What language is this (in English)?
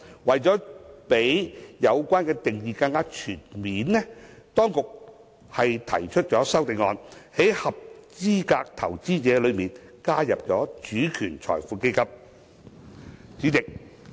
Cantonese